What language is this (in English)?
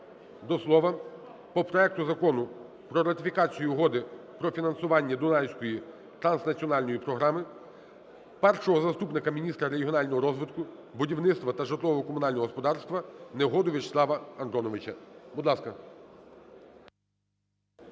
Ukrainian